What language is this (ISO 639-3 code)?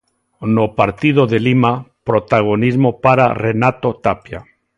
glg